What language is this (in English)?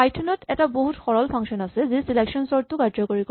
Assamese